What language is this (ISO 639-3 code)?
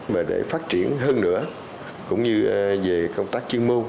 vie